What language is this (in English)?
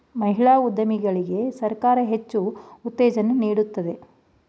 Kannada